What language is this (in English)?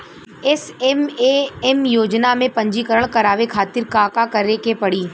Bhojpuri